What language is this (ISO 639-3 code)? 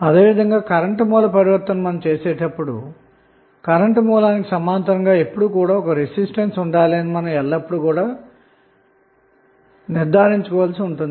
tel